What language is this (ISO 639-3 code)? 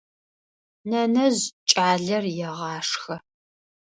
ady